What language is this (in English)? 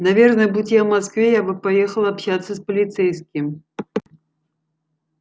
Russian